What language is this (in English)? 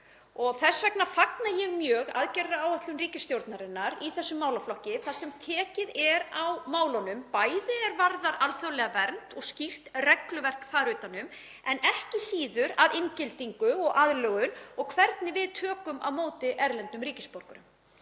Icelandic